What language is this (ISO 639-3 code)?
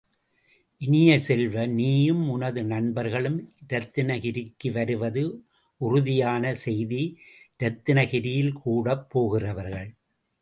tam